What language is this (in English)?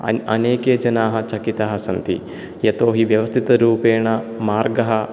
Sanskrit